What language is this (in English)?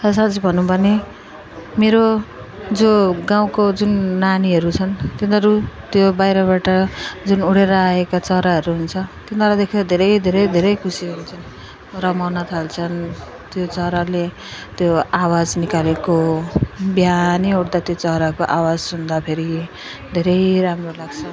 Nepali